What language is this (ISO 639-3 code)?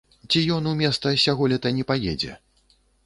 bel